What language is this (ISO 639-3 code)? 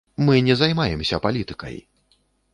bel